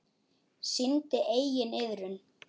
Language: Icelandic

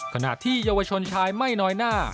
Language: Thai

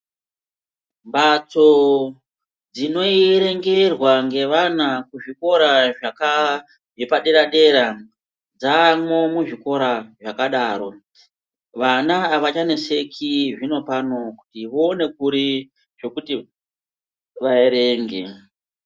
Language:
Ndau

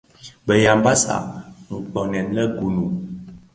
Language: Bafia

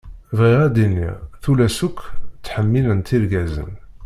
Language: Kabyle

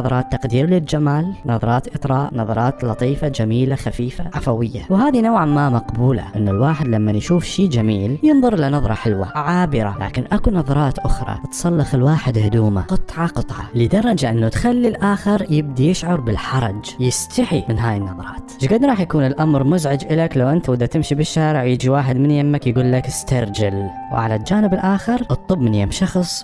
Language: Arabic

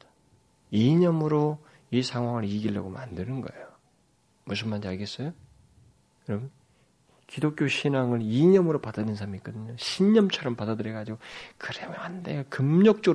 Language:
Korean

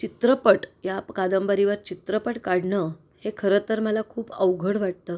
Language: Marathi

